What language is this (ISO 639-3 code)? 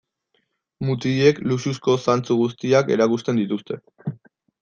eus